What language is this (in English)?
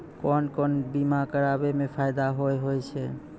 Maithili